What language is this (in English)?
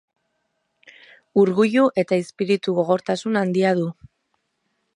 Basque